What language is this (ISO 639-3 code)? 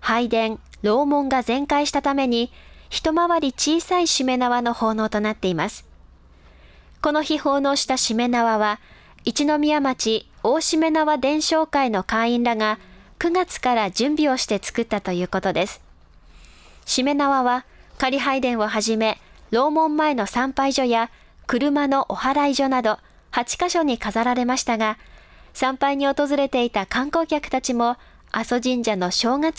jpn